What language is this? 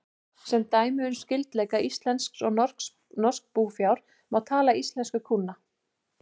Icelandic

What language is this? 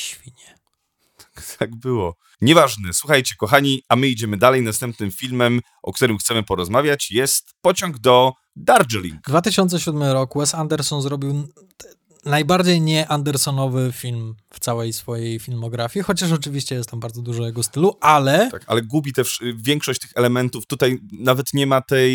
Polish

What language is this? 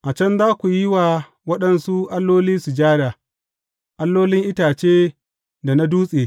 Hausa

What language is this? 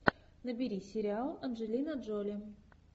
Russian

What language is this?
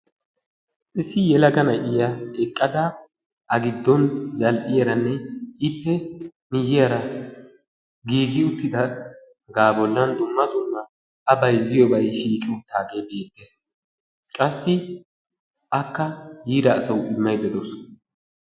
Wolaytta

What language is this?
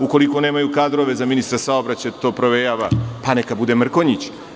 Serbian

